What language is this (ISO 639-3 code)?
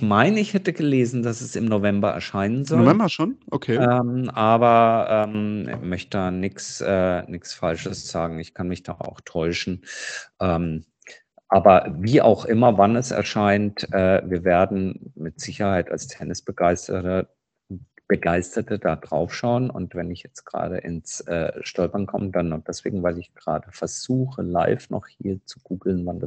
deu